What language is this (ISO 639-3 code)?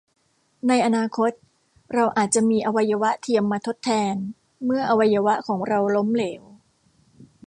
tha